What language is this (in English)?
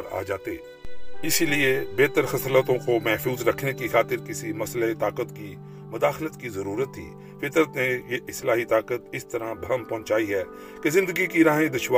Urdu